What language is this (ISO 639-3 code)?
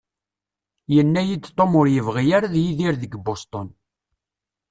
kab